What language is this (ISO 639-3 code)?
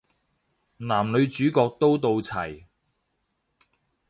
yue